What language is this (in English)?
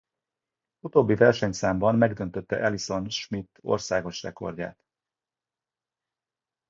Hungarian